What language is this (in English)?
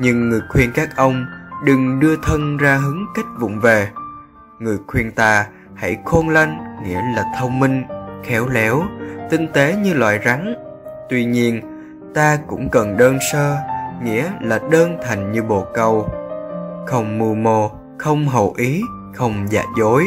Vietnamese